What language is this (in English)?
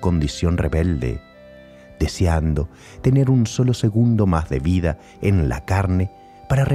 Spanish